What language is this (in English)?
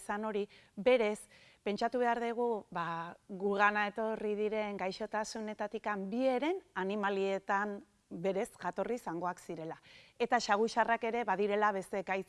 Basque